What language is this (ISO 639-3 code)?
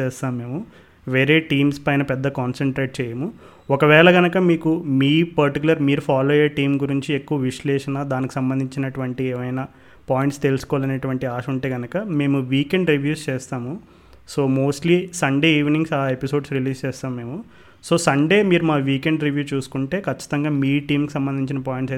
tel